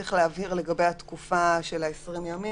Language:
Hebrew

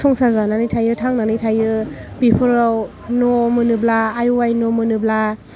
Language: Bodo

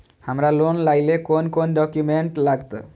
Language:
Maithili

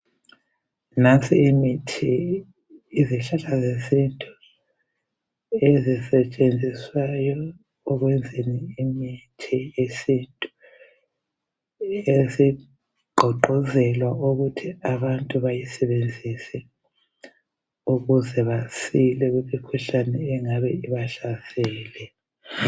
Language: North Ndebele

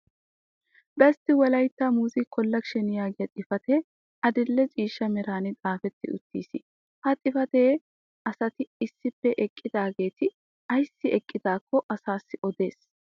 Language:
Wolaytta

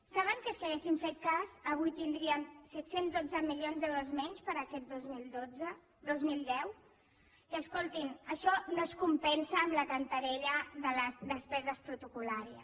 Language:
Catalan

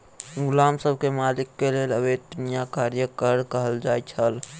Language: Maithili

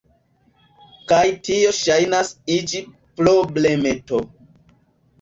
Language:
Esperanto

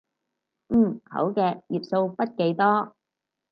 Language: Cantonese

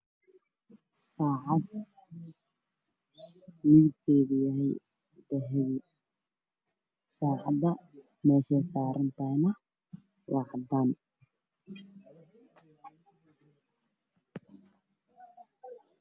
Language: Somali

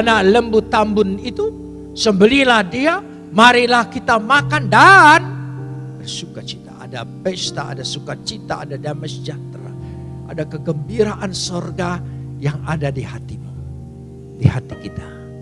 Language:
Indonesian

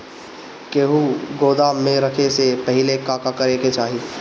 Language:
Bhojpuri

